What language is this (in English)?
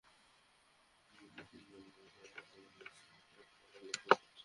Bangla